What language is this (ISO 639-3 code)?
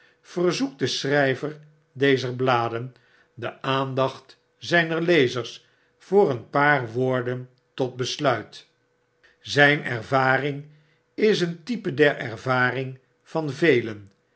nld